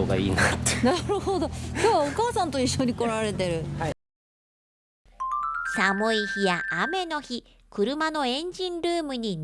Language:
Japanese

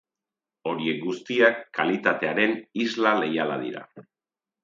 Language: Basque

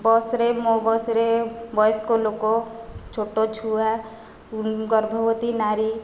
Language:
Odia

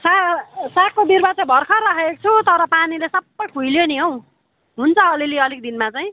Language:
Nepali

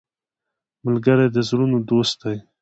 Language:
Pashto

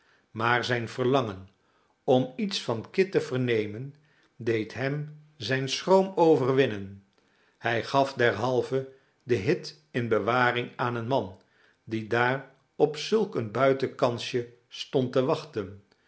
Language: Dutch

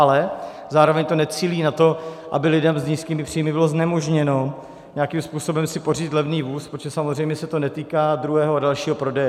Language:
Czech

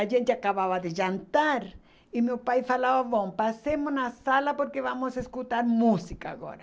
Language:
Portuguese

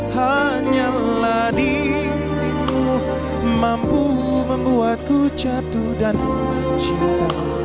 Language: Indonesian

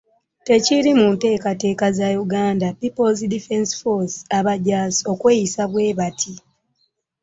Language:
Ganda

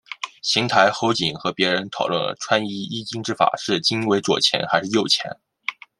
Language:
Chinese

